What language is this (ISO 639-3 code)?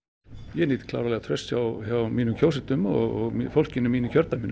isl